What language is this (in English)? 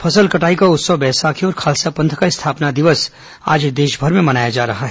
Hindi